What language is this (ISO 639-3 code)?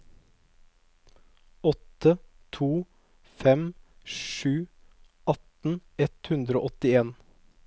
nor